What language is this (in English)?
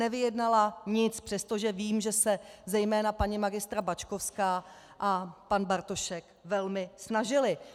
Czech